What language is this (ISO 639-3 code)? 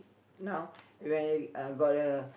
eng